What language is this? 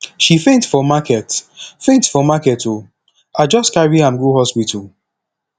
Nigerian Pidgin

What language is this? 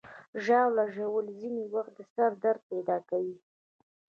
Pashto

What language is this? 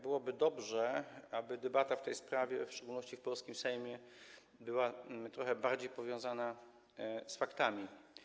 Polish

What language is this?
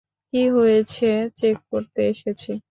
Bangla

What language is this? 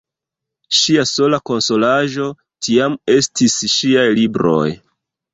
Esperanto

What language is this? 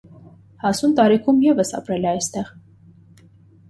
Armenian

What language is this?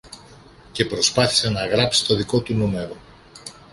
Greek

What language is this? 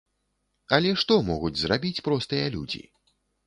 Belarusian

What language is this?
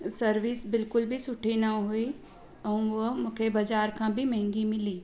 Sindhi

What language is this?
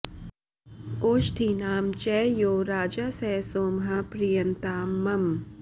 Sanskrit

